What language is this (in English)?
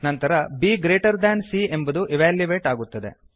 Kannada